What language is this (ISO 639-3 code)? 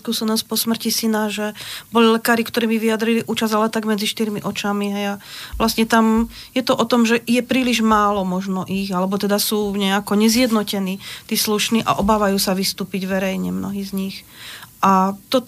slk